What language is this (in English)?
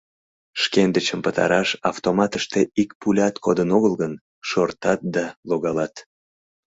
Mari